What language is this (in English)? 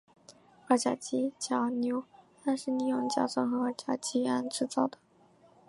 Chinese